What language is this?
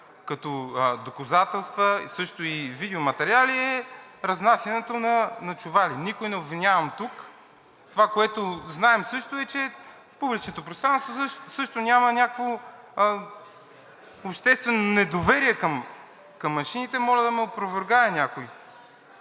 Bulgarian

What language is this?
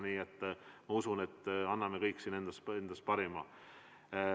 Estonian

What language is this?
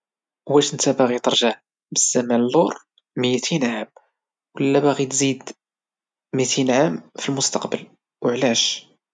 Moroccan Arabic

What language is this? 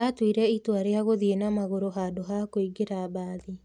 Kikuyu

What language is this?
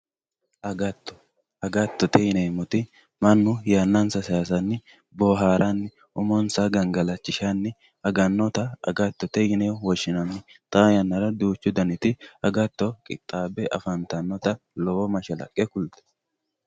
Sidamo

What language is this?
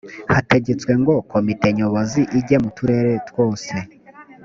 Kinyarwanda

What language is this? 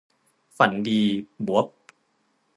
Thai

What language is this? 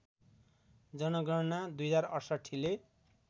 Nepali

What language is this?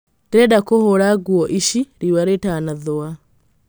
Kikuyu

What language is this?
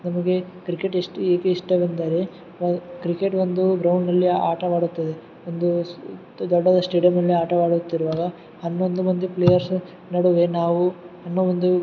Kannada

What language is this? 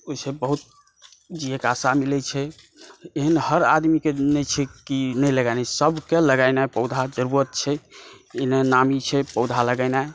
Maithili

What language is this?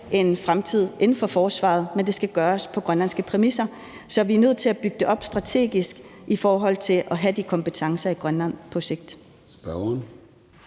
Danish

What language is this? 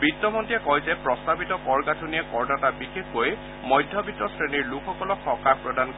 Assamese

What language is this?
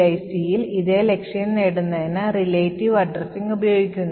Malayalam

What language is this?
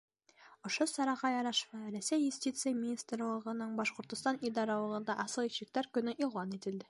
Bashkir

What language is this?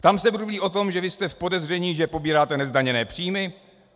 Czech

